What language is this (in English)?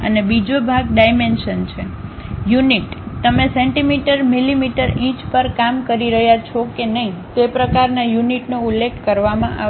Gujarati